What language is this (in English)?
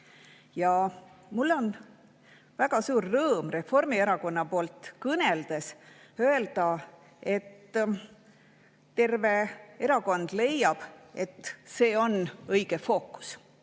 Estonian